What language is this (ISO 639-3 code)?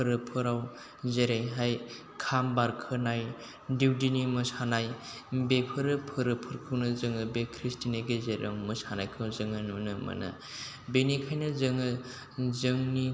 brx